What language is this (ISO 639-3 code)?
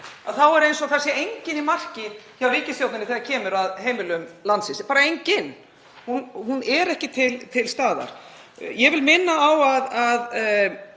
isl